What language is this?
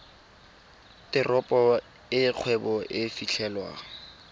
Tswana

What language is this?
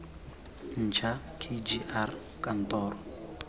Tswana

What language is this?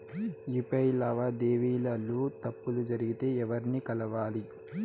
Telugu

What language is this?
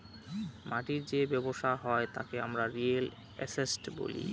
Bangla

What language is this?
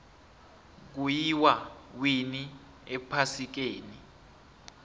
South Ndebele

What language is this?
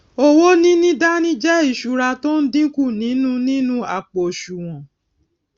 Yoruba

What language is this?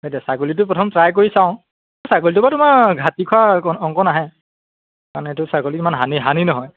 Assamese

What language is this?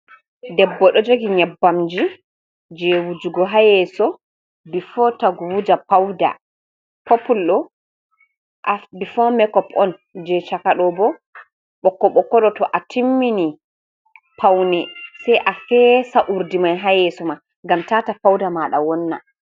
Fula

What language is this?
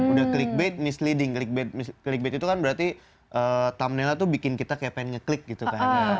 Indonesian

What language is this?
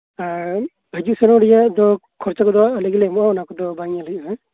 Santali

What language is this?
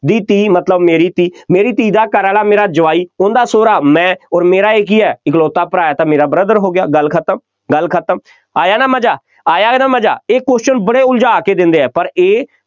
Punjabi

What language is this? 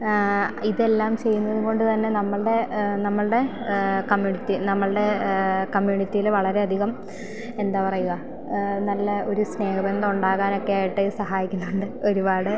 Malayalam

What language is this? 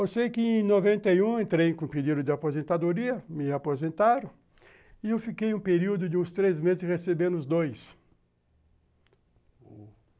Portuguese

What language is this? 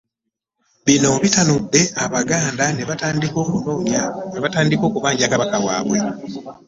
Ganda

